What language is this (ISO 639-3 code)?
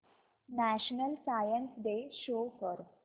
mar